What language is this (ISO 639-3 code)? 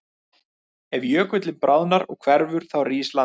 isl